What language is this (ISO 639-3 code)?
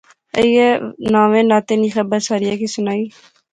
phr